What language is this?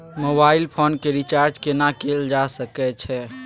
Maithili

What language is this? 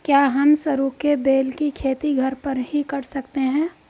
Hindi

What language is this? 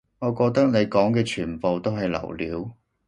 Cantonese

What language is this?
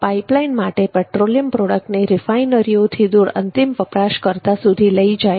Gujarati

